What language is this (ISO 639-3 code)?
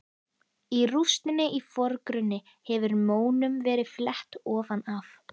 isl